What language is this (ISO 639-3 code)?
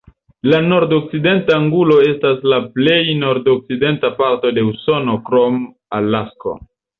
epo